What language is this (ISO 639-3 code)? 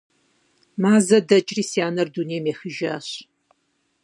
kbd